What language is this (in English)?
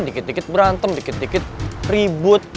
Indonesian